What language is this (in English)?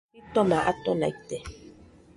Nüpode Huitoto